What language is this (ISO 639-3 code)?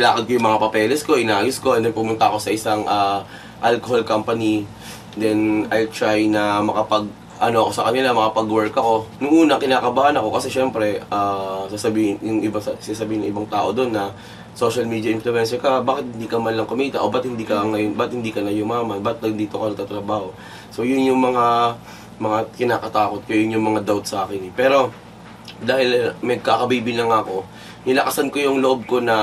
fil